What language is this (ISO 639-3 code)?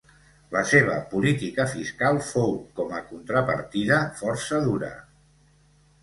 cat